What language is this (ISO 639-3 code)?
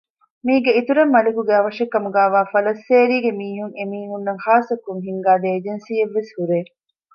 div